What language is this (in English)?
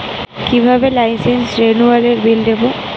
Bangla